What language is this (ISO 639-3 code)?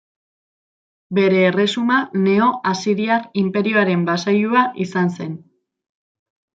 eus